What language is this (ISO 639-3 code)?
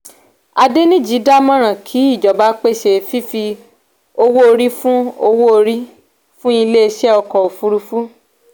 yor